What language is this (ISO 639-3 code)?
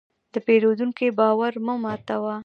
pus